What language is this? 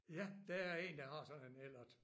Danish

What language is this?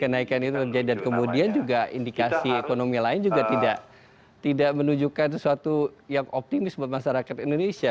Indonesian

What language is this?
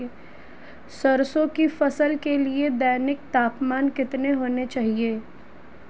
Hindi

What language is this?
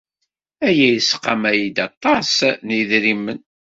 Kabyle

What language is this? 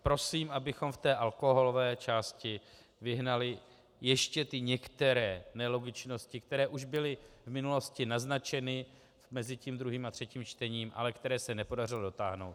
Czech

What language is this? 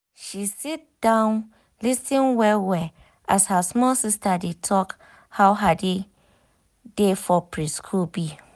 Nigerian Pidgin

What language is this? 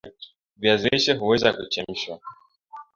Swahili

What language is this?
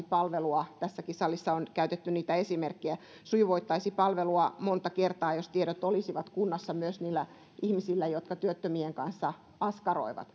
Finnish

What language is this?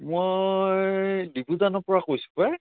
Assamese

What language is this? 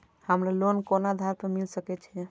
Maithili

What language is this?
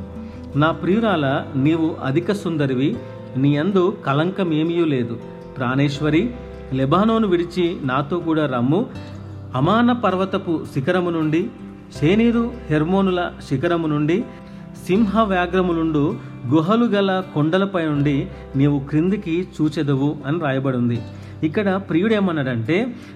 Telugu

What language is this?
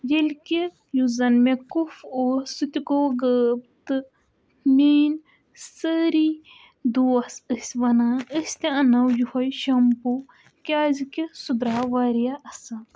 Kashmiri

